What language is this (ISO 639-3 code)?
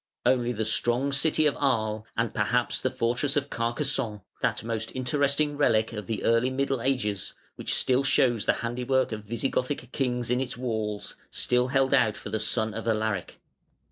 eng